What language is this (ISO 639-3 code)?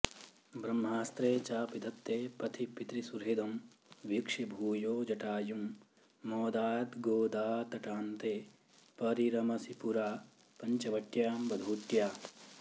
san